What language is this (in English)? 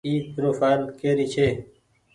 Goaria